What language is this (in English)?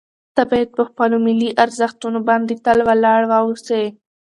Pashto